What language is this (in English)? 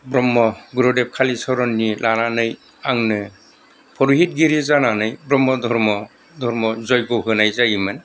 Bodo